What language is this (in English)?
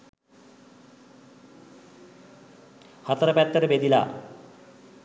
Sinhala